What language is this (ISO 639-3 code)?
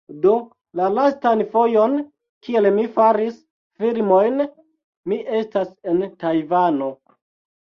epo